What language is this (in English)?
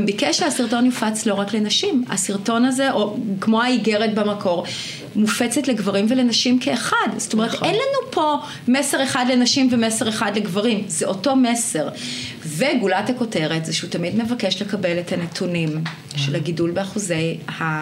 Hebrew